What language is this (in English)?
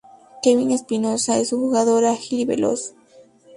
Spanish